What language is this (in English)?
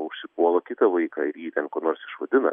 Lithuanian